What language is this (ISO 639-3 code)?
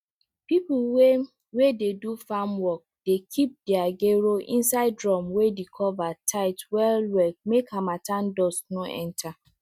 pcm